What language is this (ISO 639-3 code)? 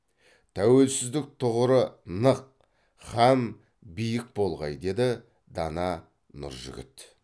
kaz